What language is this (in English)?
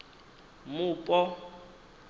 Venda